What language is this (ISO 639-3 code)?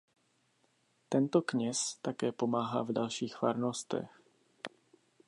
ces